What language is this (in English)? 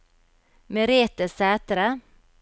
Norwegian